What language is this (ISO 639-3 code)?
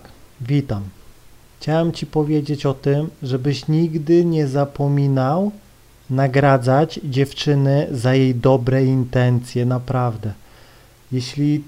pol